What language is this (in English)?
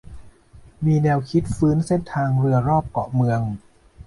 Thai